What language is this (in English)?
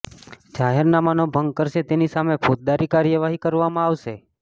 Gujarati